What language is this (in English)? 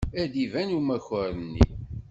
Kabyle